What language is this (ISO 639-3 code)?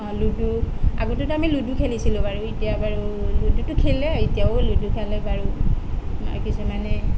asm